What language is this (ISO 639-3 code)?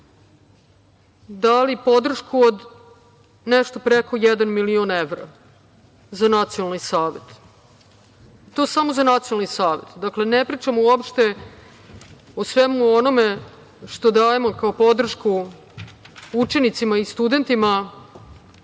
srp